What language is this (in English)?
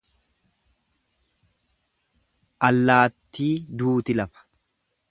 Oromo